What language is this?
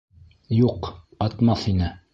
Bashkir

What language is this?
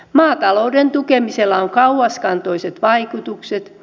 Finnish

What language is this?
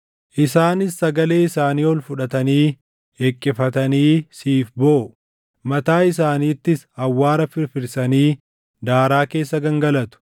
Oromo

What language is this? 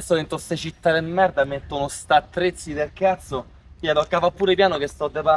Italian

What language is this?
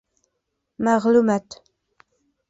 Bashkir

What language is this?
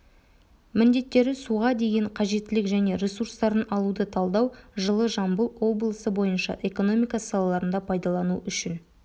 Kazakh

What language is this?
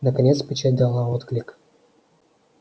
Russian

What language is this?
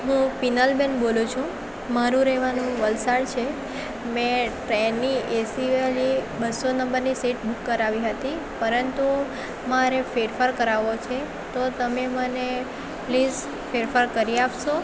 Gujarati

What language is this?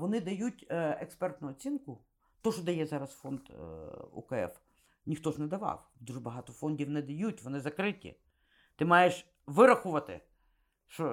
Ukrainian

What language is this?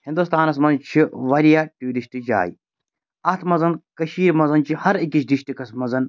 Kashmiri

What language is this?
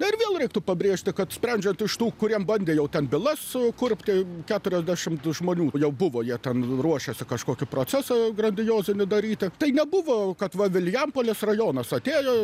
Lithuanian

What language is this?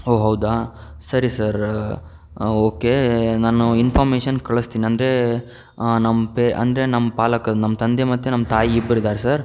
Kannada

